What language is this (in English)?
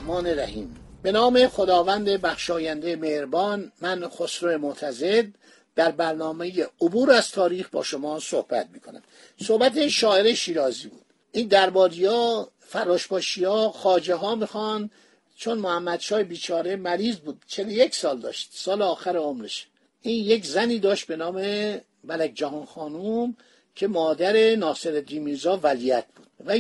Persian